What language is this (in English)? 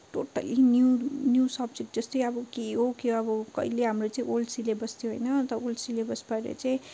Nepali